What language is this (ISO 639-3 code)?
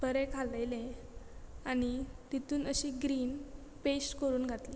kok